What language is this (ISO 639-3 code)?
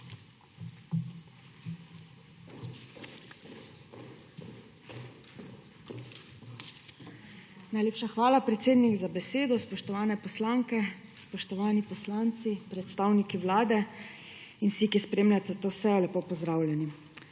slv